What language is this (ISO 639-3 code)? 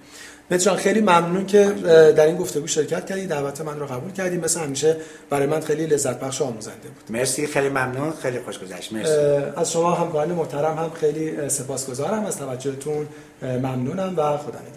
fas